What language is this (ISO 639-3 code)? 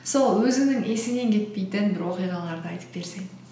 kaz